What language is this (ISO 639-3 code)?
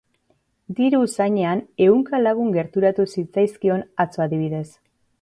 eus